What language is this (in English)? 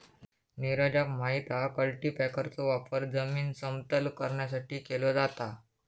Marathi